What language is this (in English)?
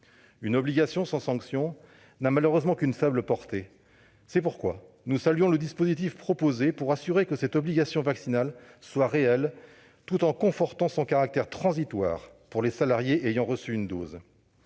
French